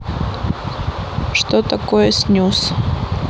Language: Russian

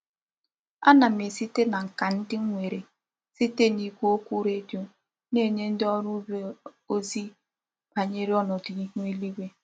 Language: Igbo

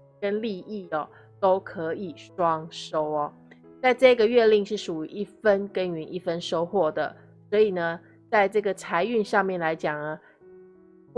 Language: Chinese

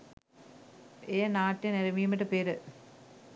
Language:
Sinhala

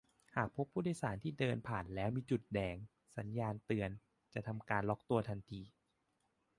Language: Thai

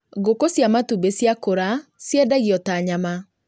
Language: Kikuyu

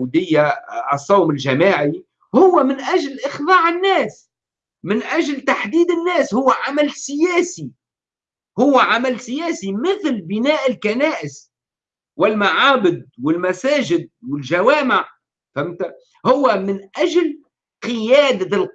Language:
Arabic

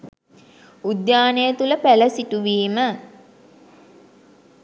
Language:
Sinhala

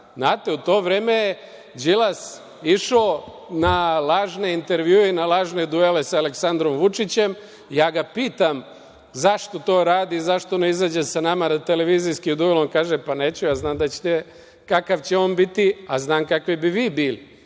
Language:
Serbian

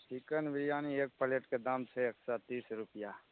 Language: Maithili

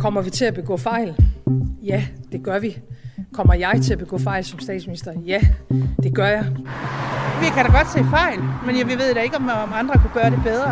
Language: Danish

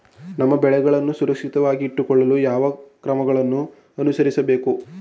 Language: Kannada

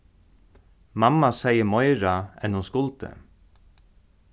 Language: Faroese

